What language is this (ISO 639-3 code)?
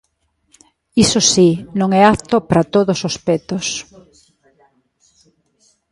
glg